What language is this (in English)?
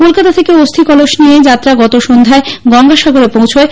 Bangla